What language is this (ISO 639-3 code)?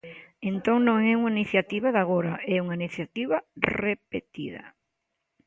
glg